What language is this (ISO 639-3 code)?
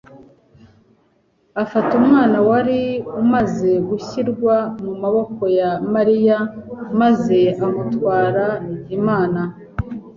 kin